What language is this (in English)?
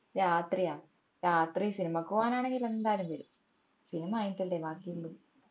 Malayalam